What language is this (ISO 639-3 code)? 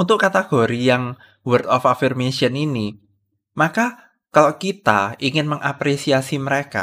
ind